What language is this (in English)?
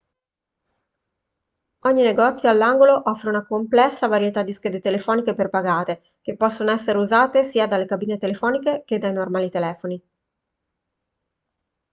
Italian